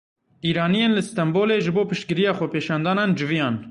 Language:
Kurdish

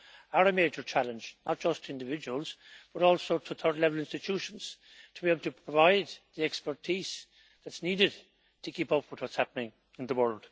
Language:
English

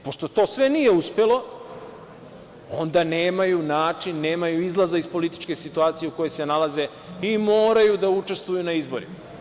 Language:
Serbian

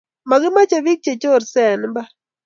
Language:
Kalenjin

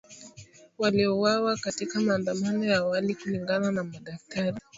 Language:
Swahili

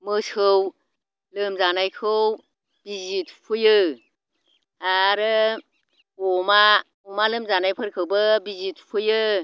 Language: Bodo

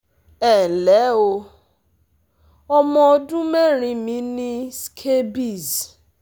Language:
Yoruba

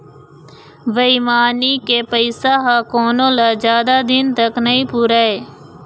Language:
Chhattisgarhi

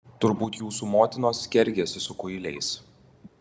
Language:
Lithuanian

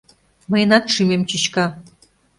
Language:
Mari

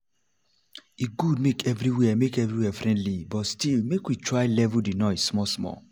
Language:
Nigerian Pidgin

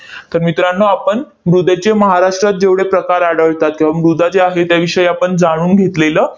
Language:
Marathi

